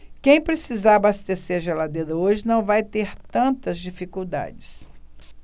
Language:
Portuguese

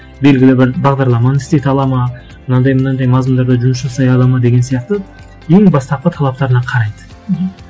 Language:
Kazakh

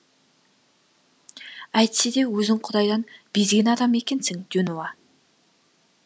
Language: Kazakh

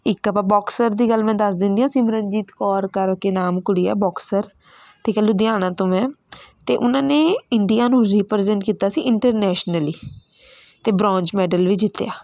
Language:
Punjabi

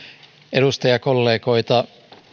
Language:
Finnish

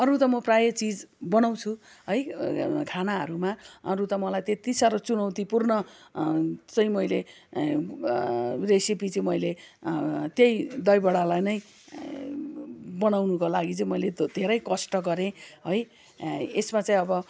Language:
Nepali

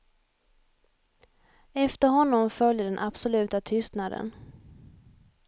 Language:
Swedish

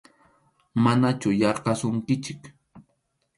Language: Arequipa-La Unión Quechua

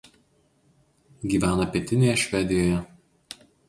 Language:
Lithuanian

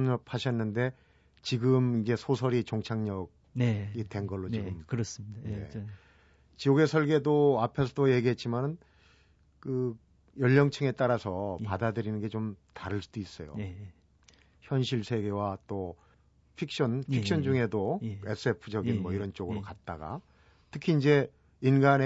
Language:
Korean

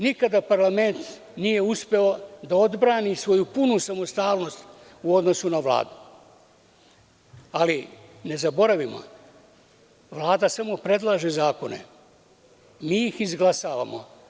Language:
Serbian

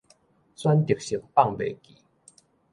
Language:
Min Nan Chinese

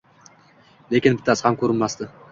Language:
Uzbek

